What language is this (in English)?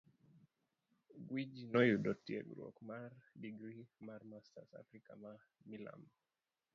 Luo (Kenya and Tanzania)